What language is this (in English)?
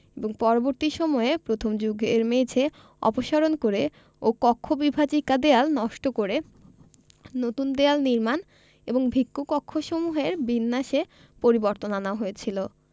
Bangla